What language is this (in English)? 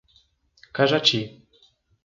Portuguese